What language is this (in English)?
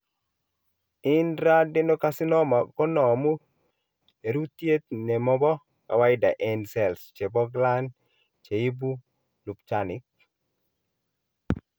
Kalenjin